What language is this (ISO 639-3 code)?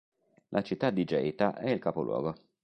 ita